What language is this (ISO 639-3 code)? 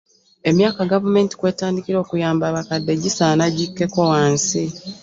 lug